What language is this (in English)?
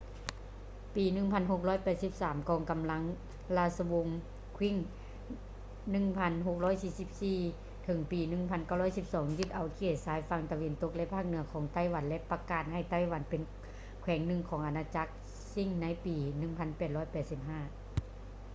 Lao